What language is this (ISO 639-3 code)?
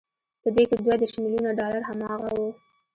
pus